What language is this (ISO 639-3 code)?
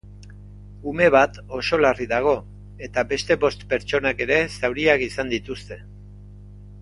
eus